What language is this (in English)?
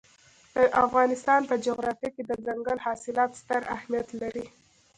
Pashto